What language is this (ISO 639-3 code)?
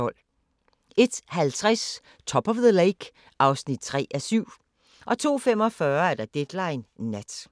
dan